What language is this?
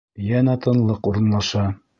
Bashkir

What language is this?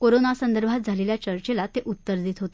Marathi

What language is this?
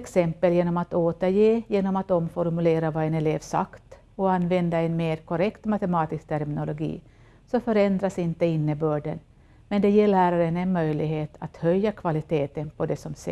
Swedish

